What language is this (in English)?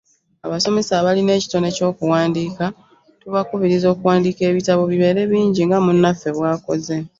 Ganda